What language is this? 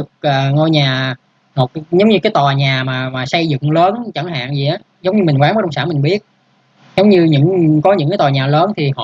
Vietnamese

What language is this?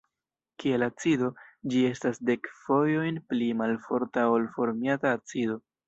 Esperanto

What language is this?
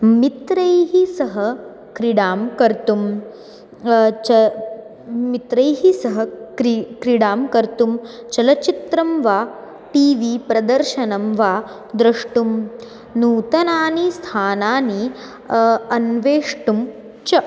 Sanskrit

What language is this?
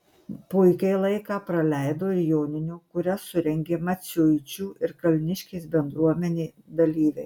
Lithuanian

